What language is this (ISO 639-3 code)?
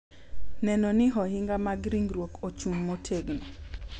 luo